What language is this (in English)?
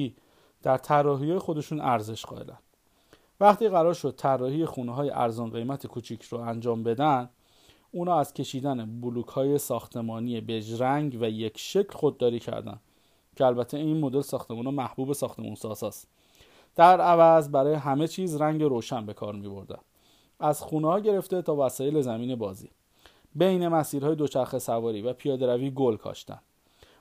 Persian